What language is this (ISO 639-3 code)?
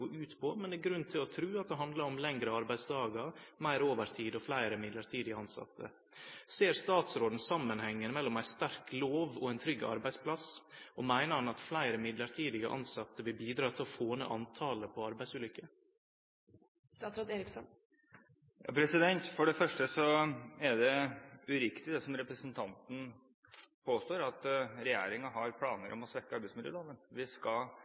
nor